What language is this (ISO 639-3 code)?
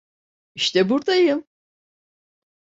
tur